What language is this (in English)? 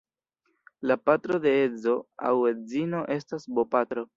Esperanto